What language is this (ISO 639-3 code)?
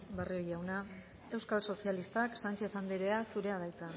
eus